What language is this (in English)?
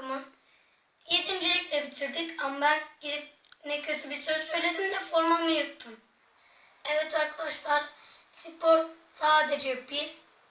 Turkish